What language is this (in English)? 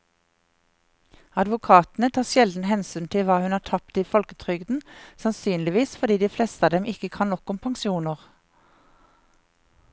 Norwegian